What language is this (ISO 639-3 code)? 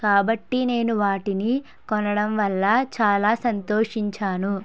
tel